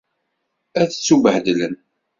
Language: Kabyle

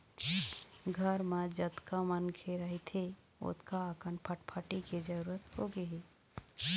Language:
Chhattisgarhi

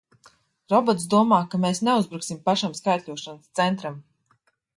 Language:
Latvian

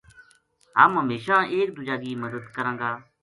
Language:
Gujari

